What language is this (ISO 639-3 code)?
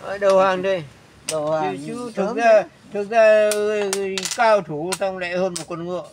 vie